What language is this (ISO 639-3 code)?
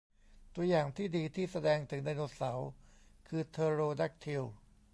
tha